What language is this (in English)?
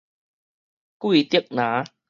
Min Nan Chinese